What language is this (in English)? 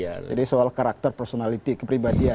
Indonesian